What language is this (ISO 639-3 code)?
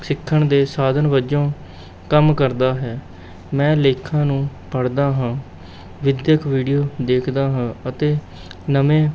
pan